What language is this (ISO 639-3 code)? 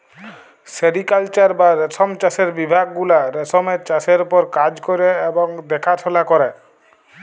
ben